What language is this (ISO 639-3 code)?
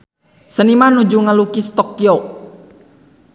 sun